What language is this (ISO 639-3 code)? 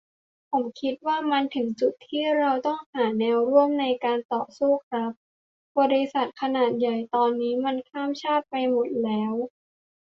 tha